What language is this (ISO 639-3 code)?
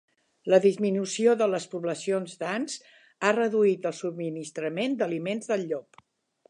cat